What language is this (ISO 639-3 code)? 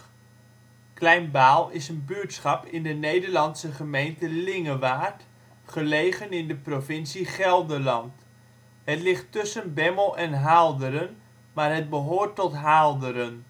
nld